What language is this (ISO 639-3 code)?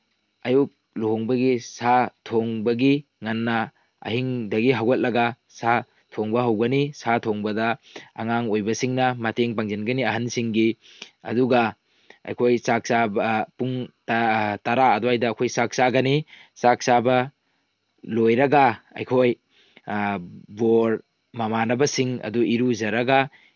mni